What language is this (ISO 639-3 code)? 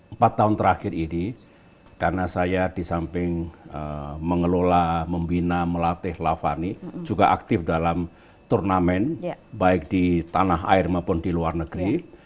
ind